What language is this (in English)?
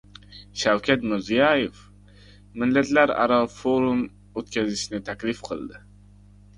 Uzbek